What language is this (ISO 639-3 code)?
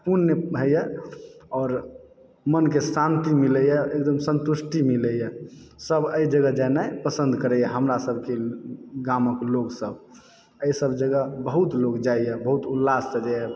mai